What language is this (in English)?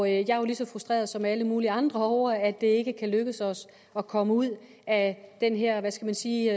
Danish